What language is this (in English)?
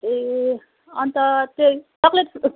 Nepali